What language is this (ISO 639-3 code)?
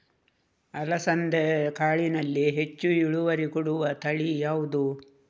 kan